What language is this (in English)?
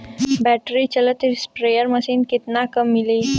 Bhojpuri